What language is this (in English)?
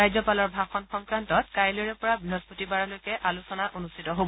Assamese